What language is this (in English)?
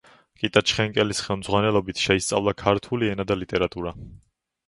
Georgian